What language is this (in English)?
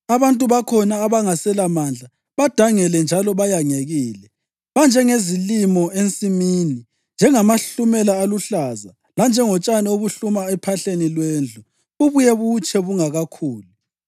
North Ndebele